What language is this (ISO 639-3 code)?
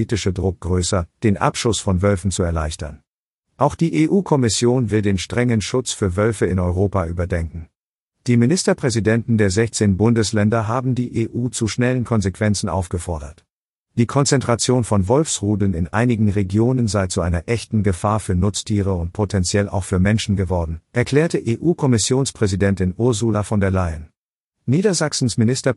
deu